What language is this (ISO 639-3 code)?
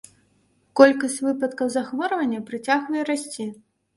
bel